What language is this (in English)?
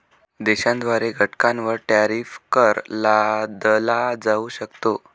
Marathi